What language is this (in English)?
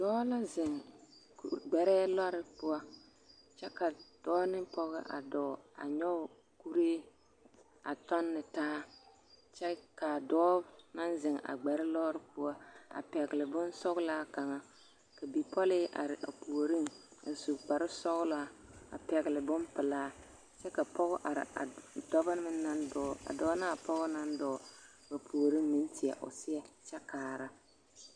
Southern Dagaare